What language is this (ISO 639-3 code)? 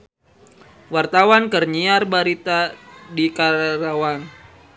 sun